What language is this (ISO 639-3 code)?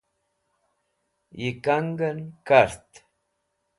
wbl